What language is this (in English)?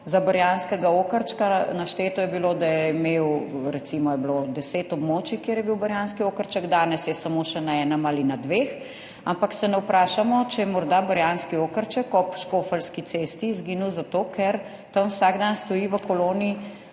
Slovenian